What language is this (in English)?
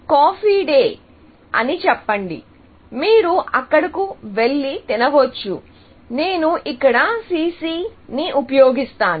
Telugu